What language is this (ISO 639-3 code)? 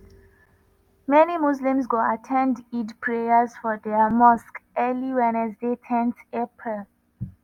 pcm